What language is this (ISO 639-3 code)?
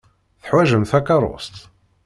kab